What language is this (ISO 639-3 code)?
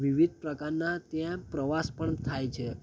guj